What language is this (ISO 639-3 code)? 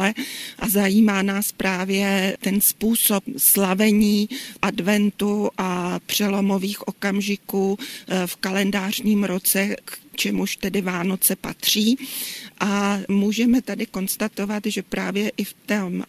ces